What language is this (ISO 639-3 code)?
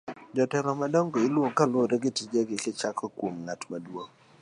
luo